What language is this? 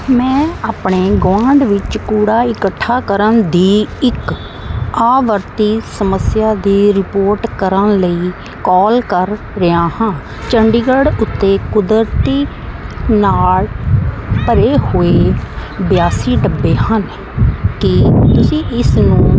Punjabi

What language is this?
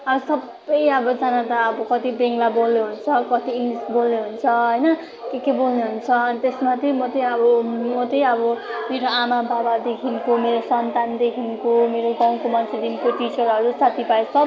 Nepali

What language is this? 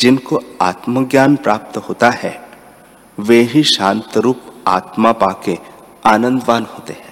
Hindi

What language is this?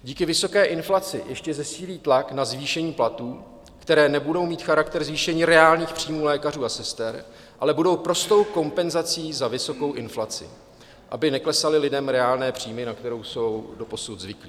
Czech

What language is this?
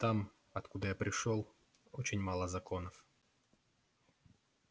Russian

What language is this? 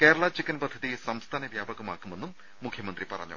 Malayalam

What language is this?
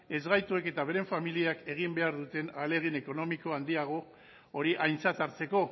Basque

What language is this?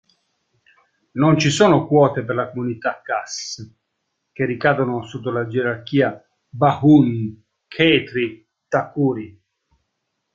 Italian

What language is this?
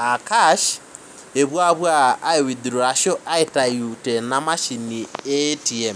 Masai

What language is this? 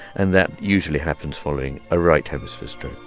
English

